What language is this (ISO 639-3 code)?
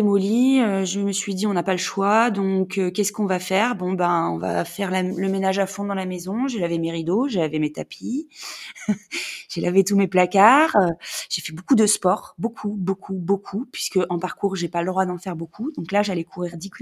fra